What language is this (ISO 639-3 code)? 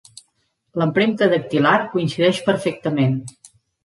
cat